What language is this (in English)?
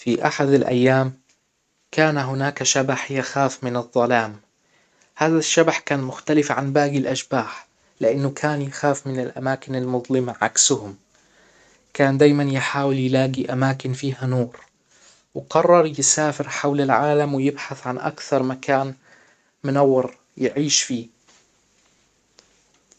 Hijazi Arabic